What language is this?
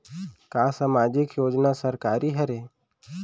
Chhattisgarhi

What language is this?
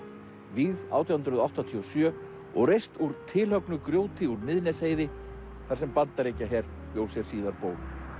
Icelandic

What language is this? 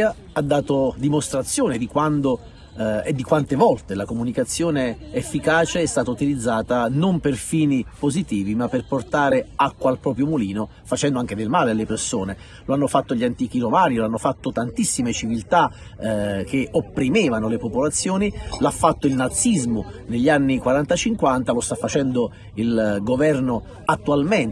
Italian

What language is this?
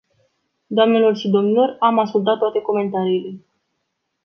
Romanian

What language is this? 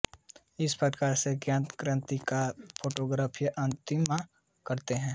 Hindi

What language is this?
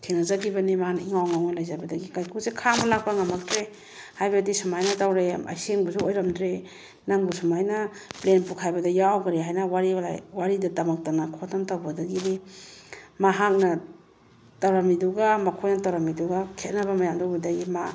Manipuri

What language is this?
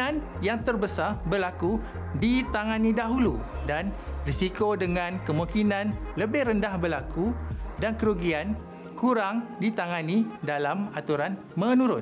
Malay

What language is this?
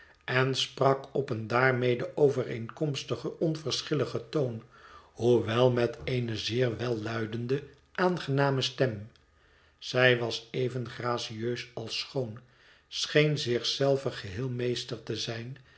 Dutch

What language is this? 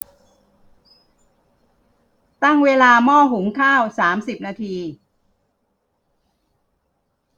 Thai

